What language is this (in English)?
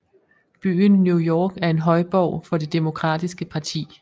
Danish